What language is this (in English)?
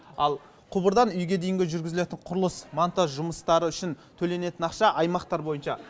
Kazakh